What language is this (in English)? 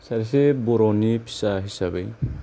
Bodo